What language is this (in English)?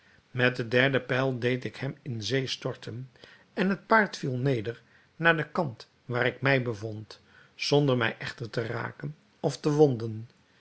Dutch